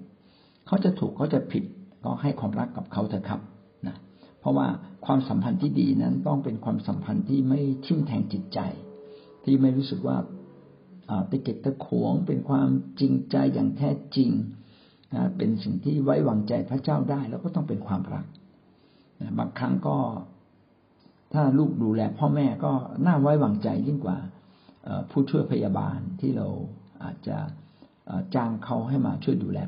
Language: Thai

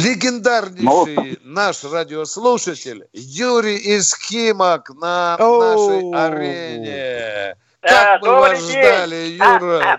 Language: Russian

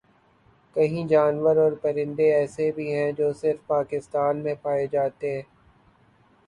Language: Urdu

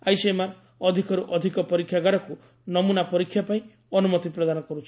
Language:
Odia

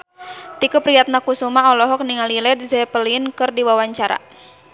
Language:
Sundanese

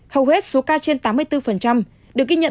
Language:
Vietnamese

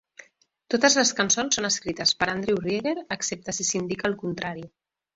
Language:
Catalan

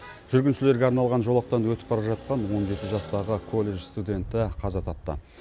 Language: Kazakh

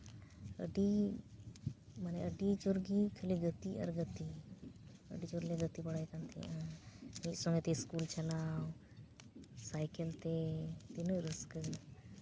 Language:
Santali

